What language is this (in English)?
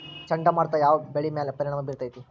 Kannada